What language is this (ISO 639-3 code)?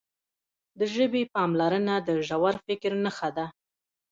pus